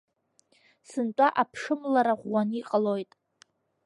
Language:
Abkhazian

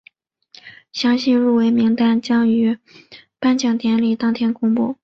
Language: Chinese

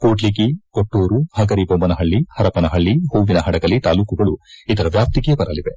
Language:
Kannada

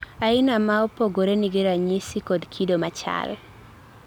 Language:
Luo (Kenya and Tanzania)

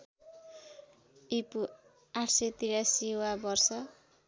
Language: Nepali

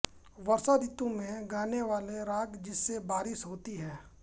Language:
Hindi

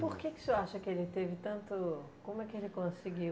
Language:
Portuguese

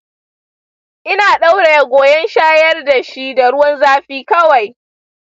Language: Hausa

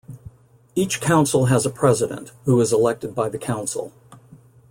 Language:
English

